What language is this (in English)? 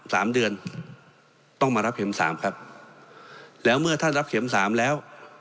Thai